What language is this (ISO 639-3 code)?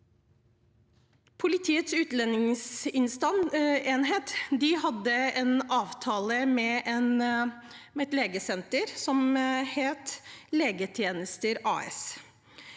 nor